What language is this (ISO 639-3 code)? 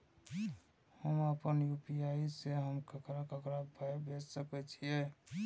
mai